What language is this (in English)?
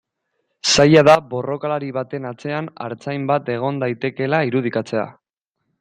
Basque